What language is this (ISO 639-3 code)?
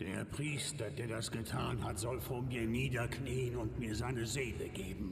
deu